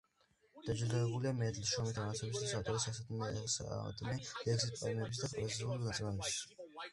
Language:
Georgian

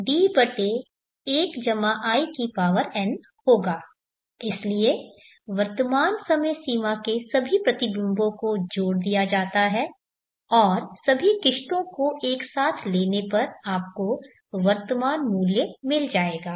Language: Hindi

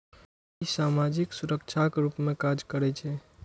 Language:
Maithili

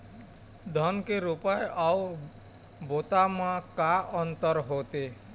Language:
Chhattisgarhi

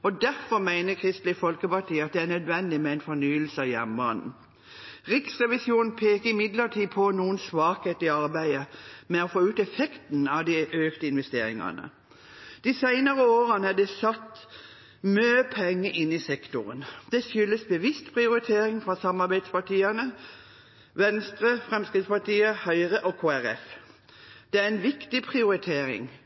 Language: Norwegian Bokmål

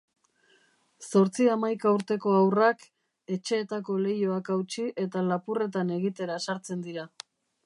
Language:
Basque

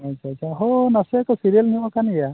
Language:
Santali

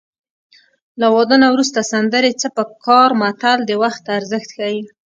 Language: Pashto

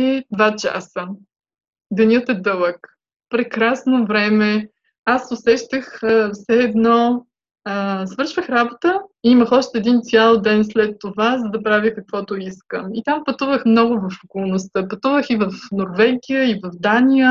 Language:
Bulgarian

